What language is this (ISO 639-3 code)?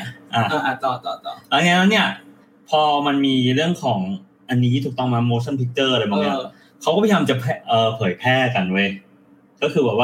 tha